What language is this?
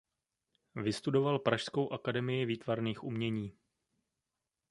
Czech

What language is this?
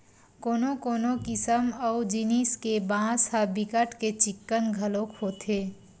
Chhattisgarhi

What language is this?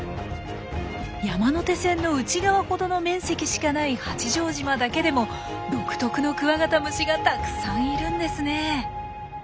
Japanese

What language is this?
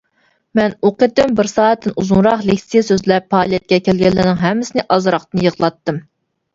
Uyghur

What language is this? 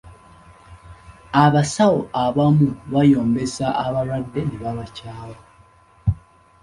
Ganda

